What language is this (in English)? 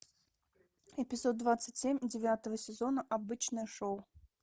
Russian